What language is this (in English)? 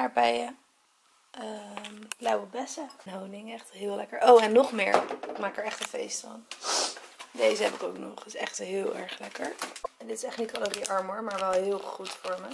Dutch